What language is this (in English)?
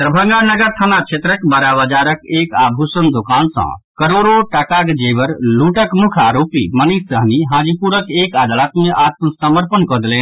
Maithili